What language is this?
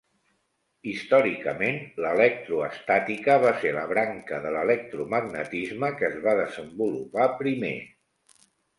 Catalan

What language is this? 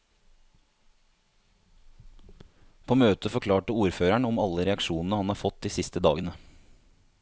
Norwegian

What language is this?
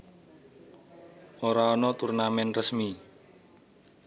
Javanese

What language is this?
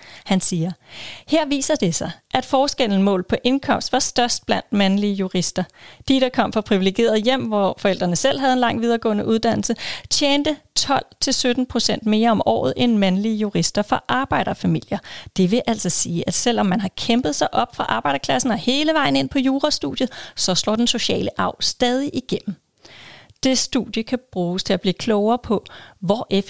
Danish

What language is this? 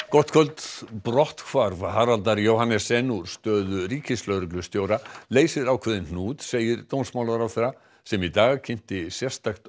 Icelandic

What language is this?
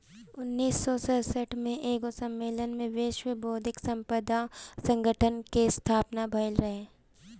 Bhojpuri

